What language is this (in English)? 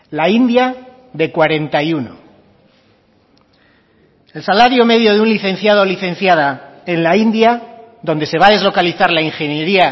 Spanish